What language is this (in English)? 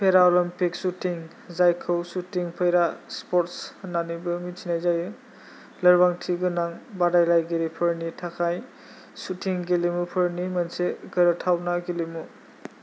Bodo